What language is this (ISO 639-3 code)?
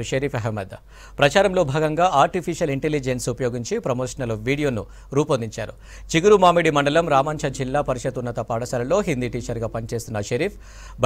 tel